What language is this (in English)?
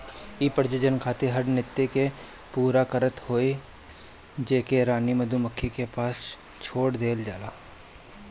Bhojpuri